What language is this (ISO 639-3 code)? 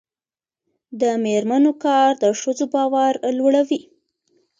pus